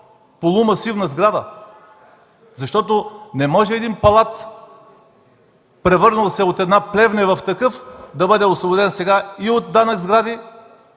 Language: Bulgarian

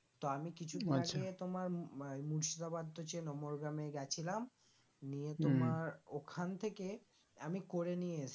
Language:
Bangla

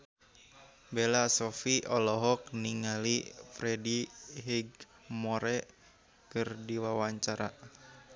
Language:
Sundanese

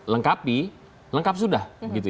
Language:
Indonesian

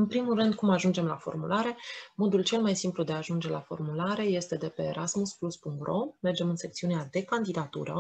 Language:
Romanian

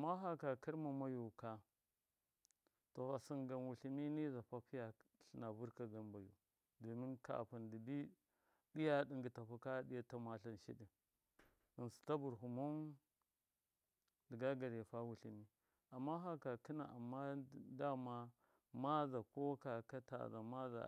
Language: Miya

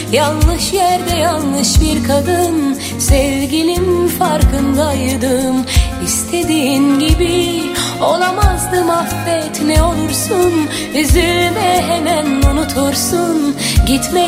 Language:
Turkish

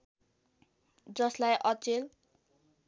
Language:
Nepali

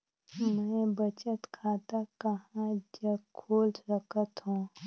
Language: Chhattisgarhi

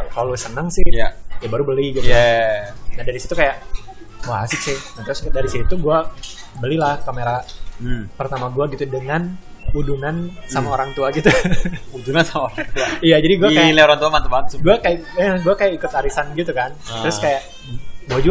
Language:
Indonesian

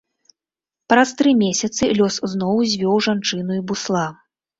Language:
Belarusian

